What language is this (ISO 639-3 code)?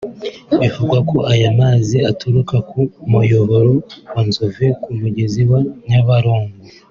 kin